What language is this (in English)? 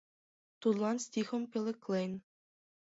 Mari